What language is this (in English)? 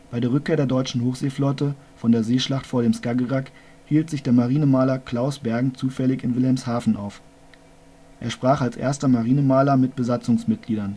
German